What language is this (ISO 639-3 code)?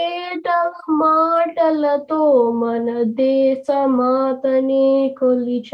tel